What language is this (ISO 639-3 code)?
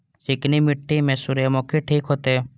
mai